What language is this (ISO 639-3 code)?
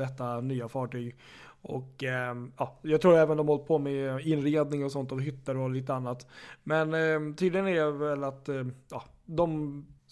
swe